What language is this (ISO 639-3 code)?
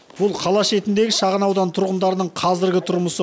kaz